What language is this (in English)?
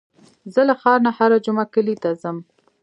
Pashto